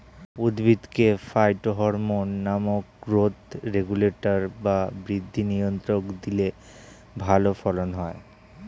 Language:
Bangla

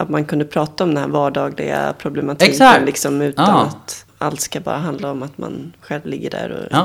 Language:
Swedish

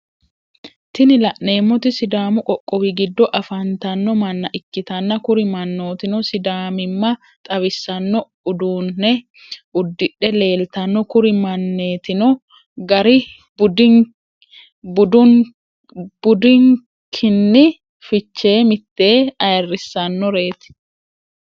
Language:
Sidamo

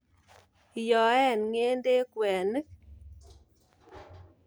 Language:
Kalenjin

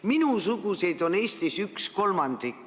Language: Estonian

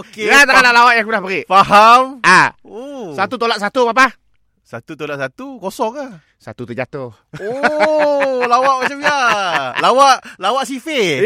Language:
Malay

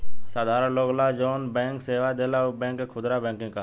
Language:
Bhojpuri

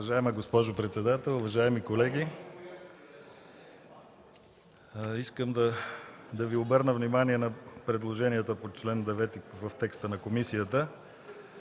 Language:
Bulgarian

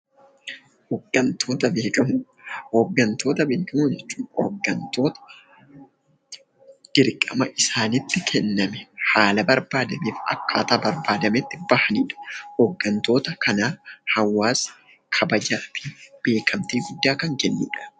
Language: Oromo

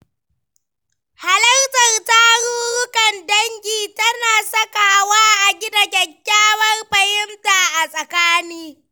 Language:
Hausa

